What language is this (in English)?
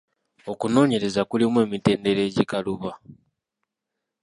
Ganda